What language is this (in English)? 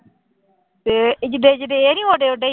Punjabi